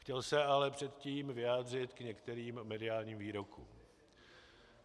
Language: Czech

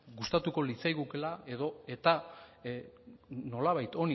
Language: Basque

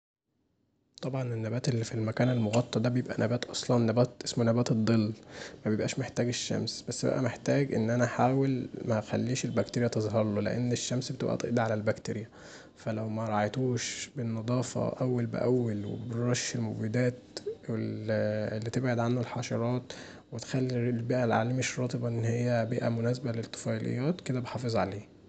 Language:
Egyptian Arabic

